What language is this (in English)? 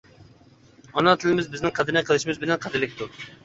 Uyghur